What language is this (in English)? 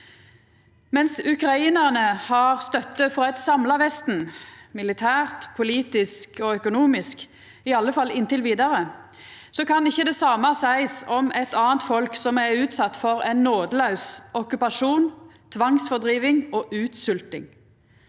Norwegian